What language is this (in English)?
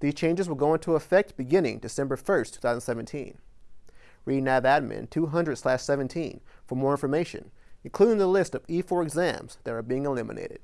English